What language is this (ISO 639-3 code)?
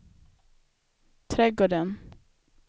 swe